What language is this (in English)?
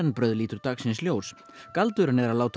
Icelandic